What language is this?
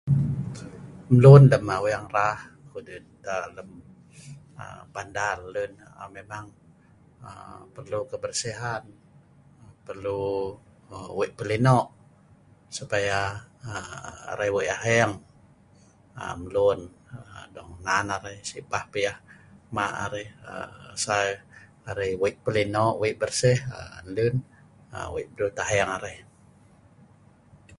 Sa'ban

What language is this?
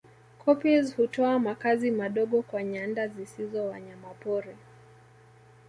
Swahili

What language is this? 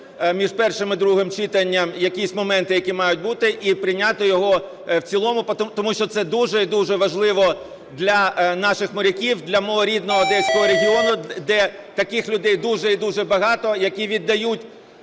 Ukrainian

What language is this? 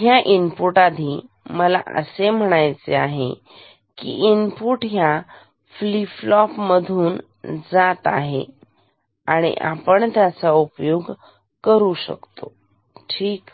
Marathi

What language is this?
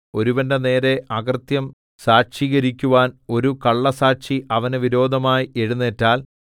Malayalam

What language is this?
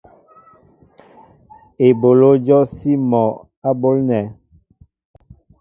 Mbo (Cameroon)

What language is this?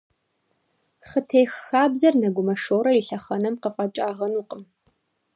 Kabardian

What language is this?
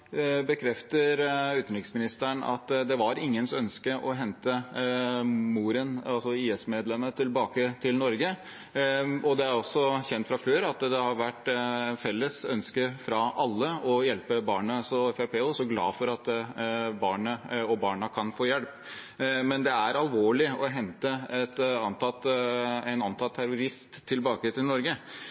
Norwegian Bokmål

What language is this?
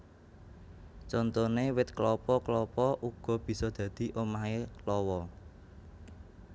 Javanese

